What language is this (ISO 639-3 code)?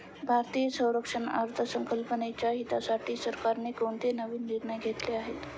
mar